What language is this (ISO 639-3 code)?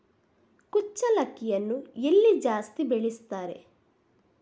kan